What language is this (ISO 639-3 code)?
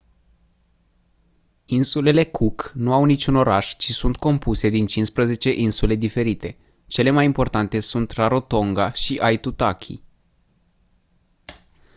ron